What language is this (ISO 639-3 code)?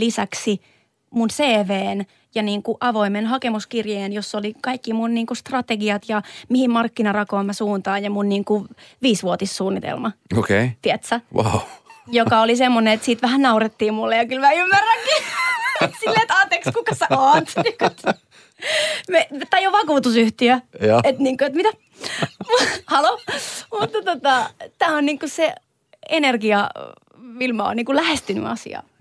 fin